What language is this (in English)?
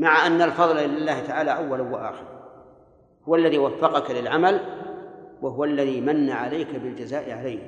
Arabic